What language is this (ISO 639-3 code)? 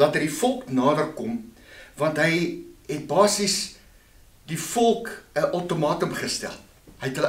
nld